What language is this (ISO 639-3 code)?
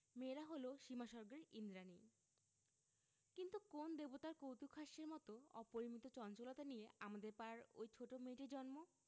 ben